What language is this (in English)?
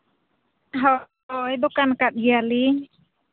Santali